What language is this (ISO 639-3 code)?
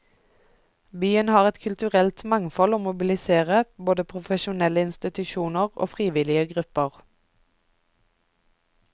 nor